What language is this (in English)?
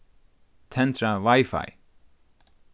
Faroese